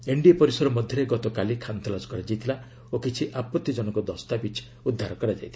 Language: Odia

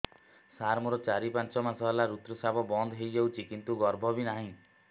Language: Odia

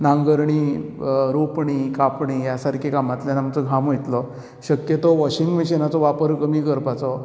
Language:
Konkani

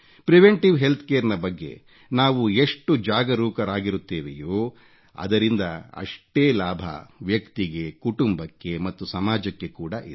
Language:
Kannada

